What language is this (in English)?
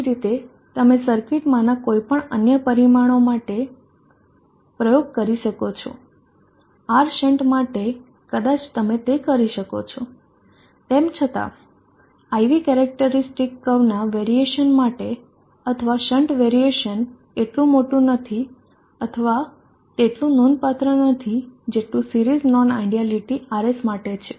Gujarati